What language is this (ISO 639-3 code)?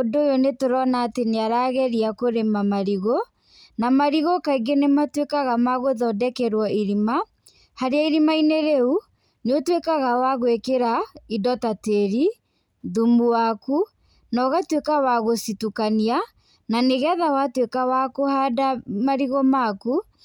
kik